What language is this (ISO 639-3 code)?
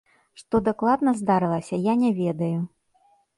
bel